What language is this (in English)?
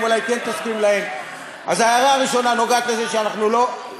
Hebrew